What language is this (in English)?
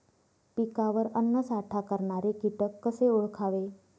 Marathi